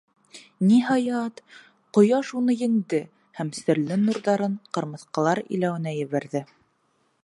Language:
Bashkir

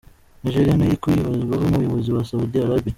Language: Kinyarwanda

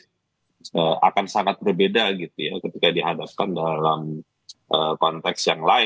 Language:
Indonesian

